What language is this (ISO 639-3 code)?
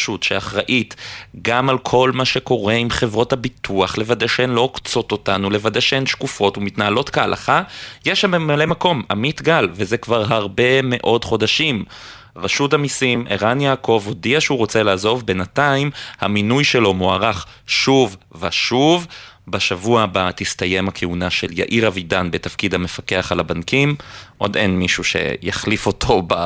heb